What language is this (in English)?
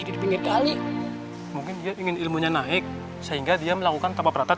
Indonesian